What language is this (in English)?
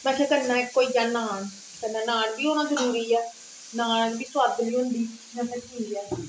Dogri